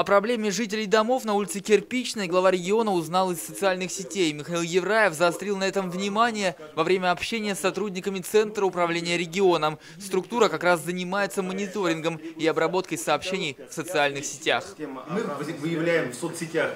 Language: Russian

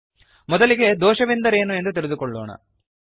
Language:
Kannada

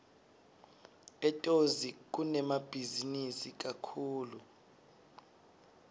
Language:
Swati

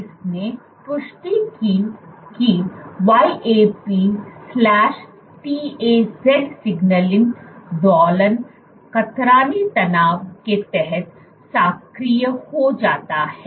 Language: Hindi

